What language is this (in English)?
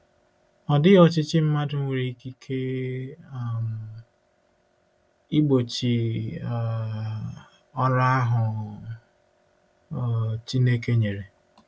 Igbo